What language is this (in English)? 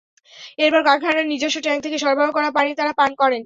Bangla